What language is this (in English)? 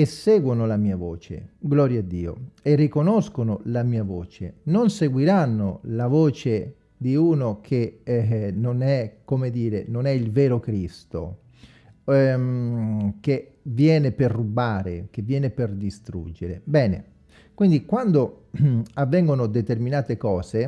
Italian